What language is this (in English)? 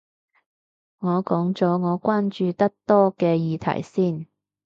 Cantonese